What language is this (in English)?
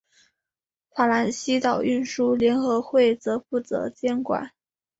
Chinese